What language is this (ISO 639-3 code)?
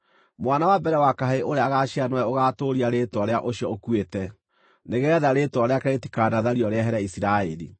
kik